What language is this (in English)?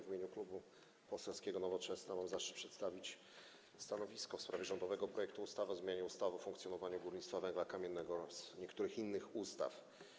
Polish